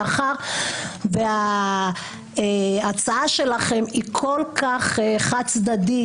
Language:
Hebrew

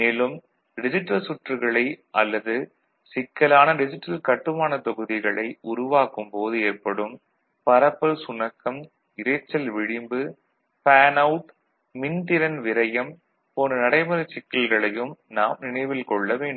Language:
Tamil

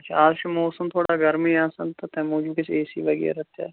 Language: Kashmiri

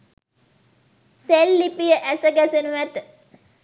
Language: Sinhala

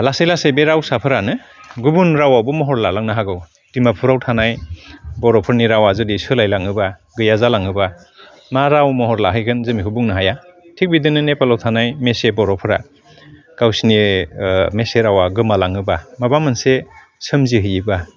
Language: Bodo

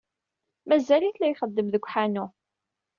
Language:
Kabyle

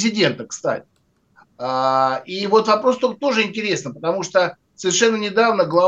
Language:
Russian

